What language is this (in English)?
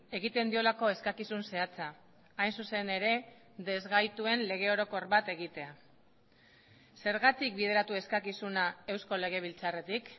Basque